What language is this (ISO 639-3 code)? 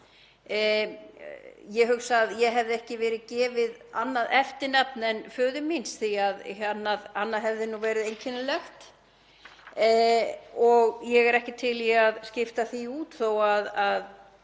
isl